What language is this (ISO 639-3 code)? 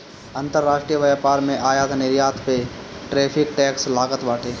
bho